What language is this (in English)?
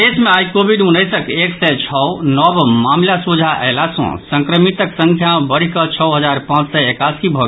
Maithili